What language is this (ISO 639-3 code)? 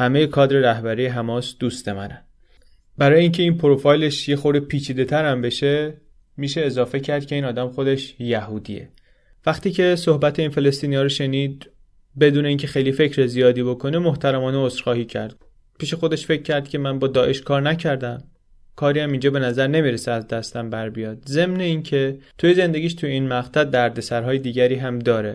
fas